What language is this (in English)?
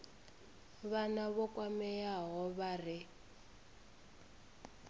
Venda